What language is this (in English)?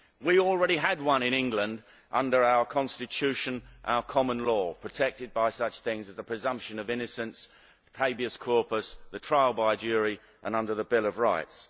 English